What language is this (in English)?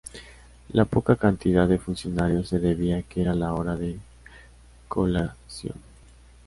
Spanish